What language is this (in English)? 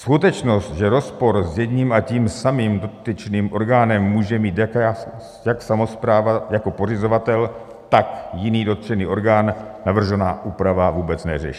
Czech